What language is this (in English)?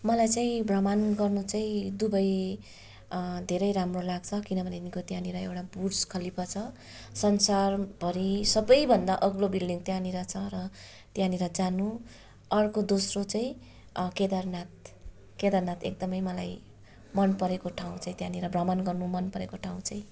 Nepali